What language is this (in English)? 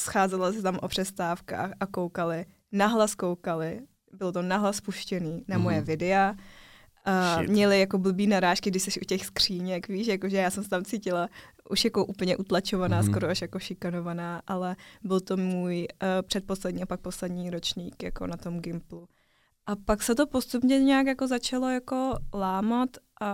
Czech